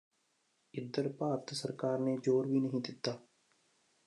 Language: Punjabi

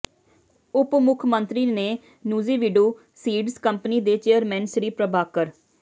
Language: Punjabi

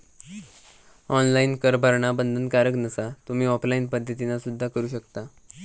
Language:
Marathi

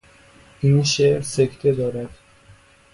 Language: Persian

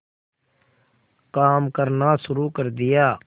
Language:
Hindi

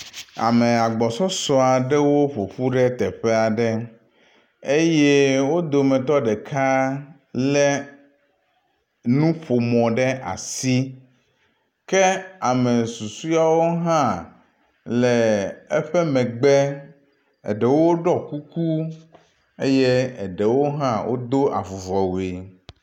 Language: Ewe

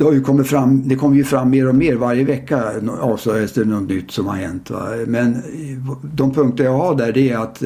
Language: Swedish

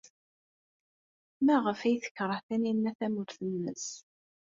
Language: Kabyle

